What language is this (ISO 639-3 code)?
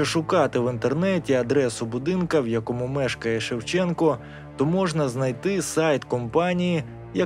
ukr